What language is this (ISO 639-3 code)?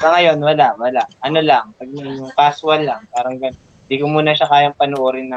fil